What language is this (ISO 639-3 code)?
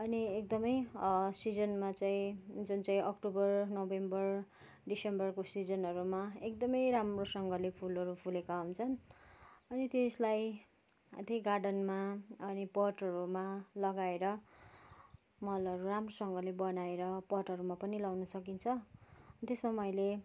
nep